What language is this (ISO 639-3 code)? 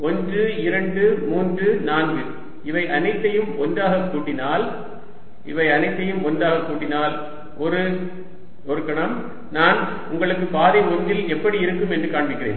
tam